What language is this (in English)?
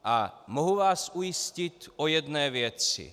Czech